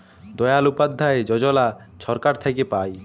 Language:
Bangla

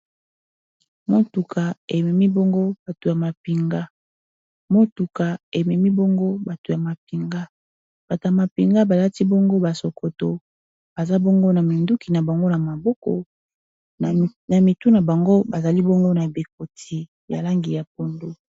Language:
Lingala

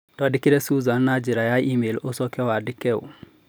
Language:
Kikuyu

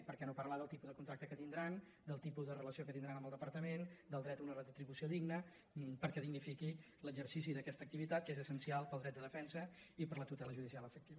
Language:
Catalan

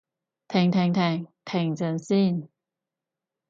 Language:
Cantonese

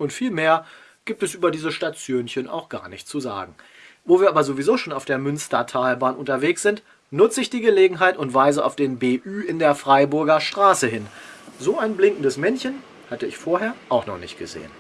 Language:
German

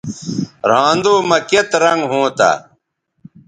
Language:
Bateri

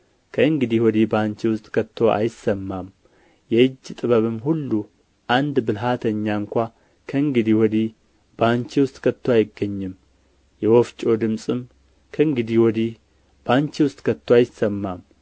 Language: Amharic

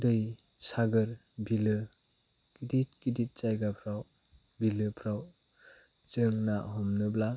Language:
Bodo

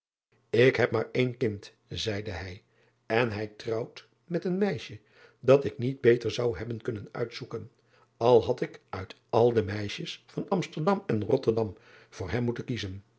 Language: Dutch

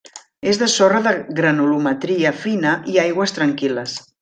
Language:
Catalan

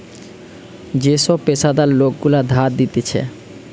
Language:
Bangla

